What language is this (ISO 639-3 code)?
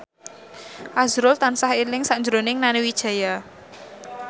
jav